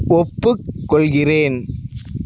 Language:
Tamil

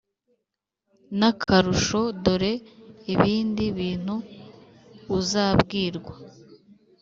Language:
Kinyarwanda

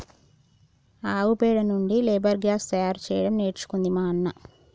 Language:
Telugu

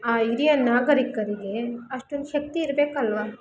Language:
Kannada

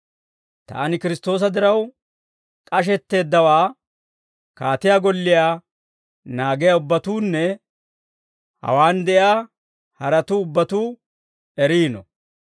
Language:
Dawro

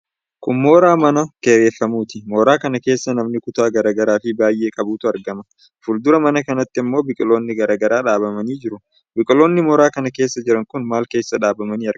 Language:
Oromo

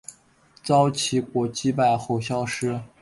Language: Chinese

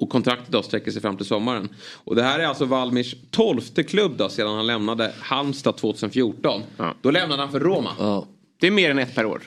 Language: Swedish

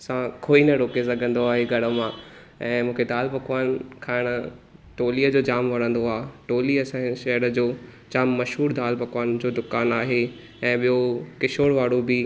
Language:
Sindhi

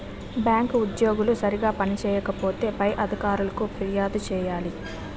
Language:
Telugu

